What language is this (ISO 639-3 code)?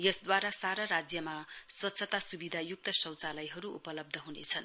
nep